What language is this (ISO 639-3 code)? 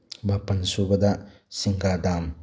mni